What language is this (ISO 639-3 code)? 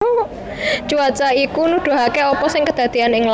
jav